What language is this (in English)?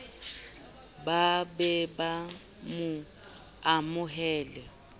Southern Sotho